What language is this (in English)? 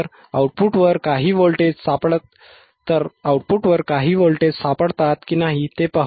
Marathi